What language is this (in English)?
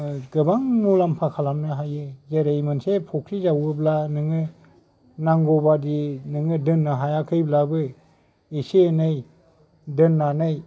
Bodo